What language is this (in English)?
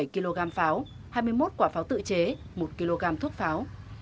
Vietnamese